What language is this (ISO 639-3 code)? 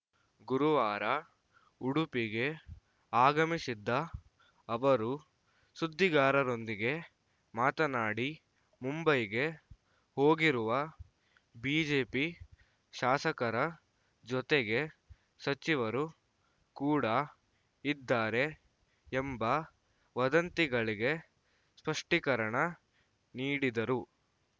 kan